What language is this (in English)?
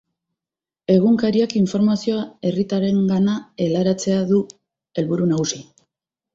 Basque